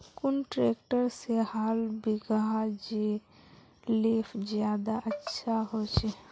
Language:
Magahi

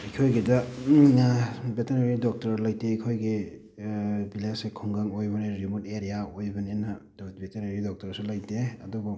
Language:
Manipuri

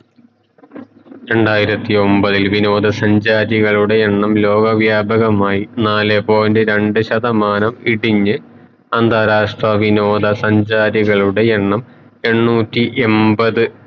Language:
Malayalam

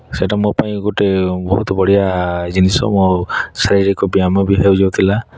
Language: Odia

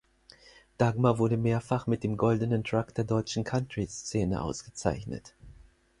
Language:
German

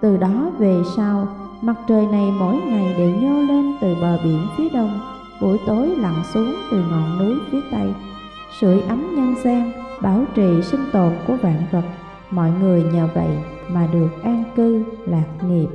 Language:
Vietnamese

